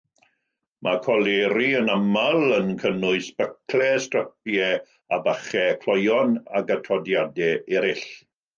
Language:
Welsh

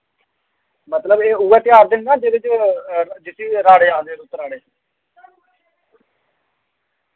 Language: Dogri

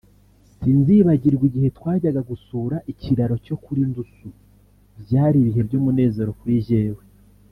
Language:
Kinyarwanda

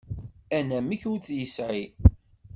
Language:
Kabyle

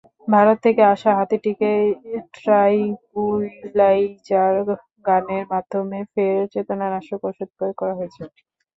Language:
Bangla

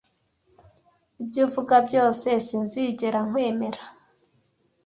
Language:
Kinyarwanda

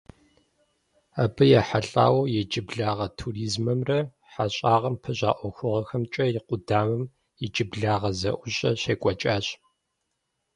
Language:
Kabardian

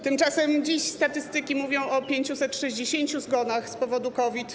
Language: Polish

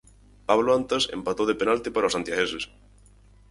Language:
Galician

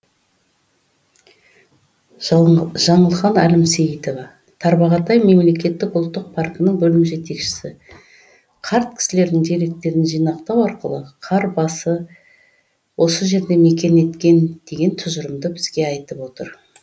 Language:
Kazakh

